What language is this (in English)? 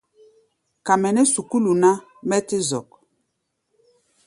Gbaya